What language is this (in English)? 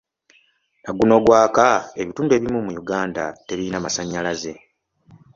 Ganda